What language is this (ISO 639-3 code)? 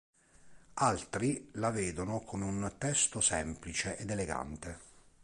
ita